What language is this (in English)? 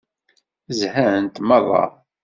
Kabyle